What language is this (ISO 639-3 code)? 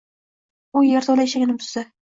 uzb